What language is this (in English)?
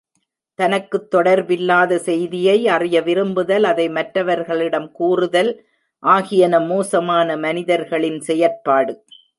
Tamil